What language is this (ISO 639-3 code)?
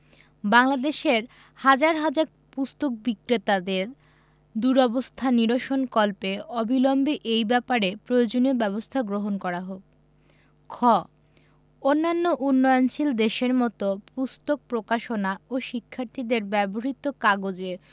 ben